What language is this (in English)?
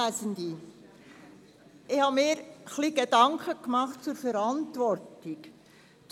Swiss German